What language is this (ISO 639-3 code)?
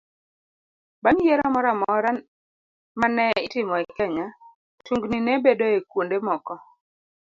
luo